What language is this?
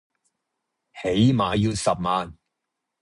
Cantonese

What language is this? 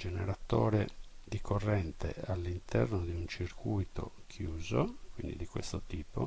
Italian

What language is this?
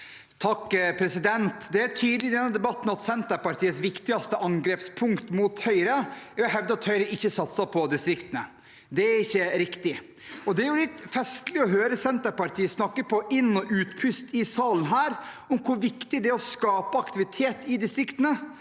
Norwegian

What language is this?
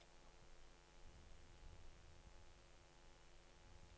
Norwegian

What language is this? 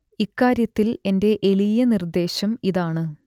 Malayalam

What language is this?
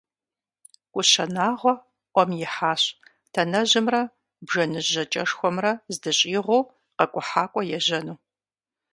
Kabardian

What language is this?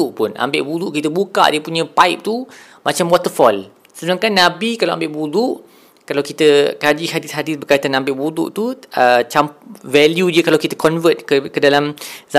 Malay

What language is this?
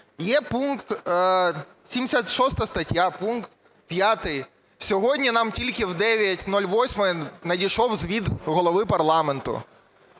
Ukrainian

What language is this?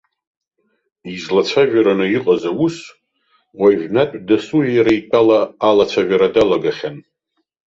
Abkhazian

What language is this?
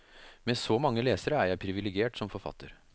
Norwegian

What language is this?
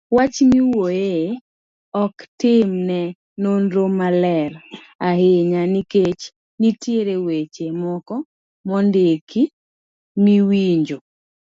Luo (Kenya and Tanzania)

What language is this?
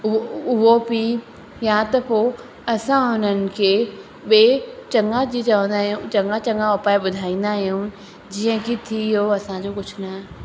Sindhi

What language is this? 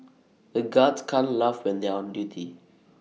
English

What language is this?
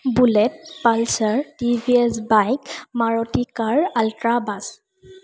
Assamese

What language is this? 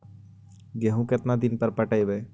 Magahi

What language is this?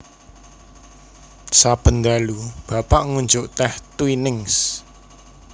Javanese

